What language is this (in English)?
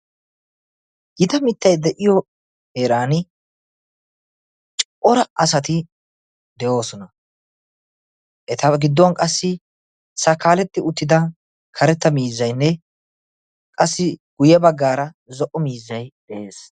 Wolaytta